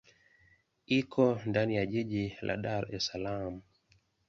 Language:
Swahili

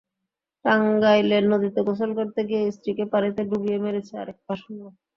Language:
Bangla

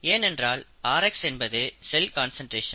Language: Tamil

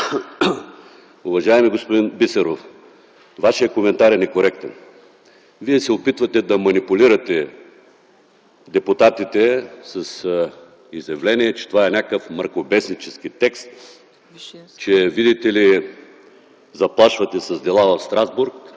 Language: Bulgarian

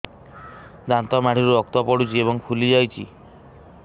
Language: Odia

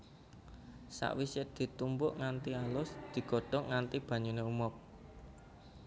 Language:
Javanese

